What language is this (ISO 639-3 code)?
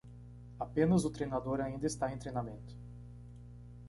por